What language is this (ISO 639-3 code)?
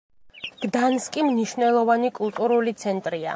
kat